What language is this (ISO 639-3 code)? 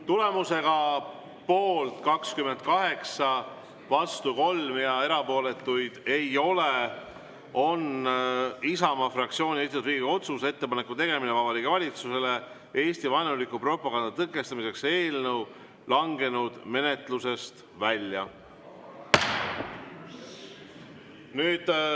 est